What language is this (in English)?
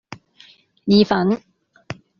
Cantonese